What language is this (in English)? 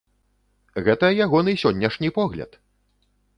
Belarusian